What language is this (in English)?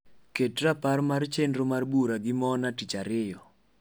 Luo (Kenya and Tanzania)